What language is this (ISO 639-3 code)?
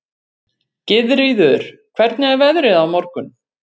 isl